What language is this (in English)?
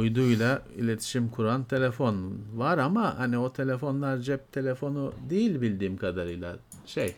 Turkish